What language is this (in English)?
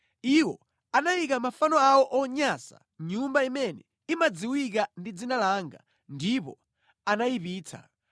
Nyanja